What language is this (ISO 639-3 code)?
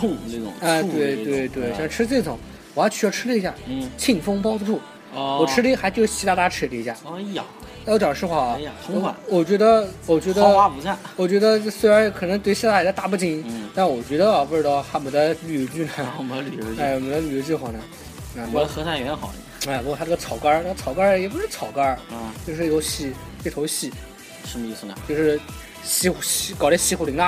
zho